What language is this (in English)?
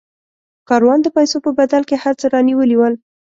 Pashto